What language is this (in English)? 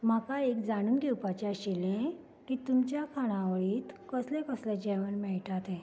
Konkani